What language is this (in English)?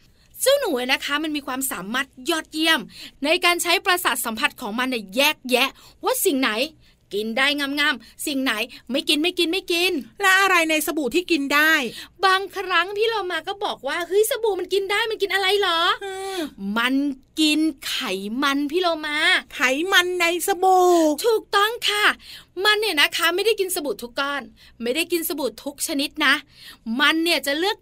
Thai